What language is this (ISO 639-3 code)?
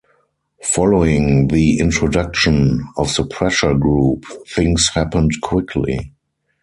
eng